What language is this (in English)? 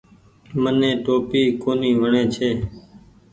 Goaria